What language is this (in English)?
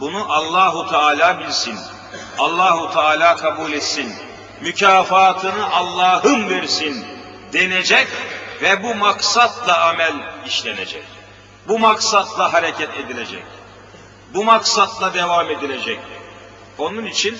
Turkish